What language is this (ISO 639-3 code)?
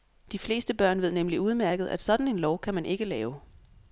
dan